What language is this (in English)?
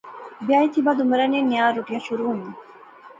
Pahari-Potwari